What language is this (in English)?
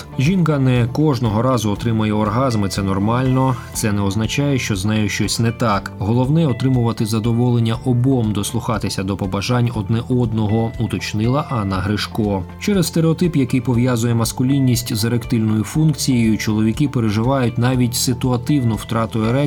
Ukrainian